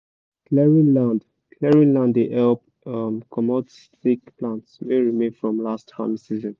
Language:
Nigerian Pidgin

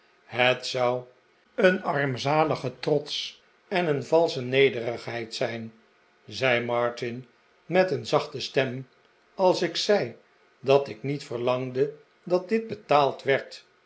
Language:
Dutch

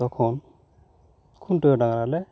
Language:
Santali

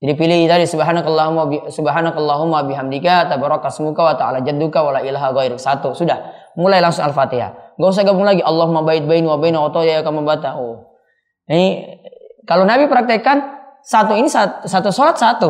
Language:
Indonesian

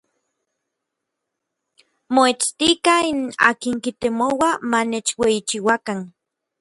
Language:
Orizaba Nahuatl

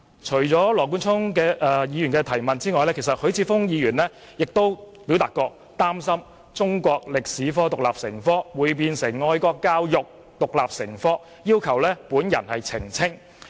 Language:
Cantonese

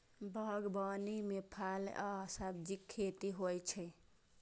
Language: Maithili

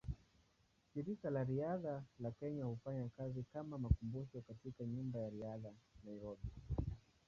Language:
Swahili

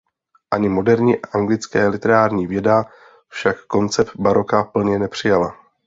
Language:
Czech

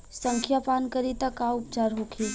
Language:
Bhojpuri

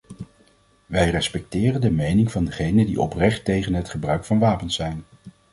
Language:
Dutch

